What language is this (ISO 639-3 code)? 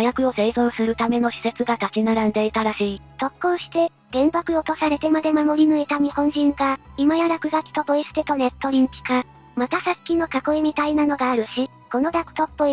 jpn